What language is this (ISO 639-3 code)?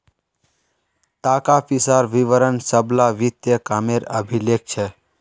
mag